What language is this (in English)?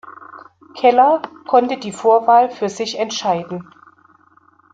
German